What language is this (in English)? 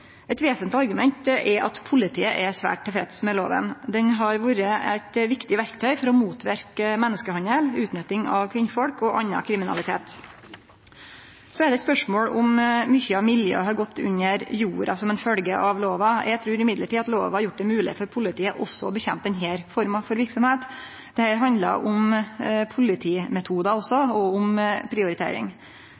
Norwegian Nynorsk